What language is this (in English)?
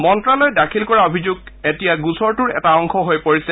Assamese